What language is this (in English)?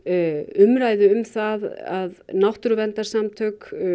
Icelandic